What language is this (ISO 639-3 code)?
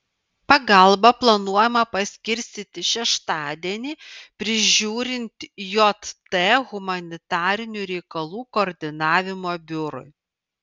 lit